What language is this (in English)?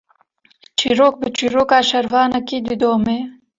Kurdish